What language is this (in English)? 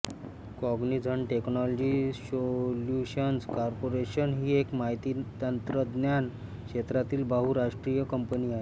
Marathi